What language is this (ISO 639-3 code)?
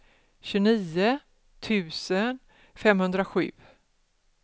swe